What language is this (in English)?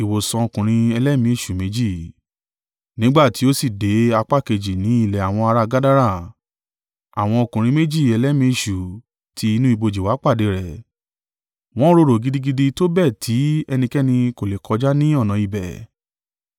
Yoruba